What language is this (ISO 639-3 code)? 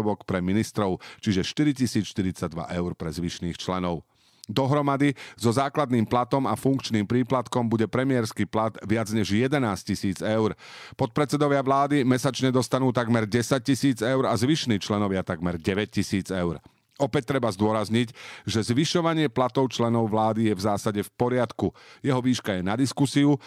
slk